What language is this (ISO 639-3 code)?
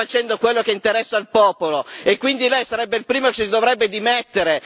ita